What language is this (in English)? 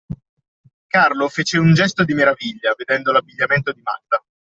Italian